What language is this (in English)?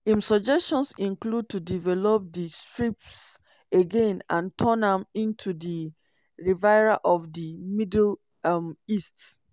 Nigerian Pidgin